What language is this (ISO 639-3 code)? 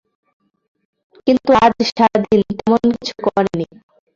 ben